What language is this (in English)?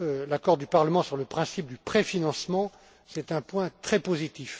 French